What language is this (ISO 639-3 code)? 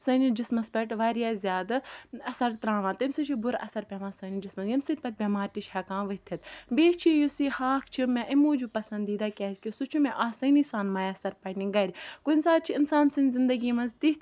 kas